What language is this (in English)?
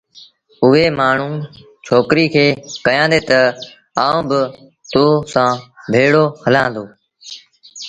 Sindhi Bhil